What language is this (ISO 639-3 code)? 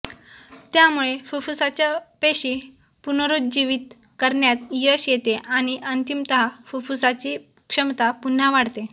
mar